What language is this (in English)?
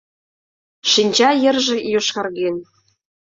Mari